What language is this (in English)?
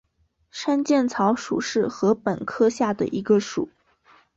Chinese